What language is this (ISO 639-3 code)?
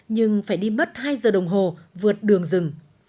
vie